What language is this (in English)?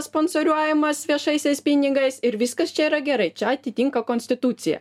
Lithuanian